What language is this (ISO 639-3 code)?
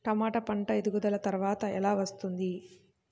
tel